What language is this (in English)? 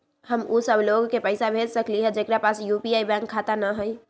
Magahi